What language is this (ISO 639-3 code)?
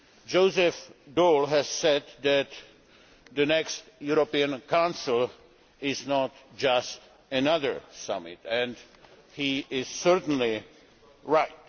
eng